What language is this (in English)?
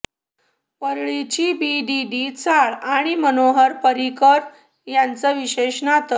Marathi